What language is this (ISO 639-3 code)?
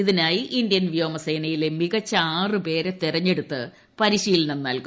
mal